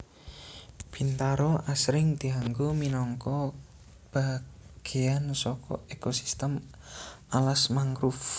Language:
Javanese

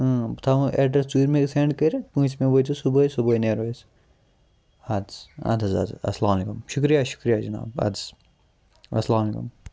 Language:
Kashmiri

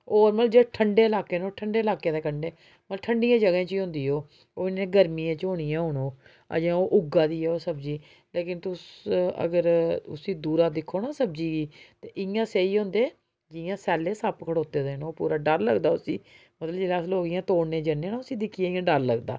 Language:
Dogri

